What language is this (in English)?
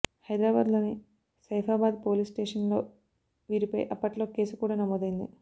Telugu